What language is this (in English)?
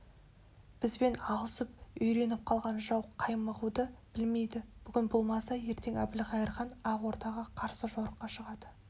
Kazakh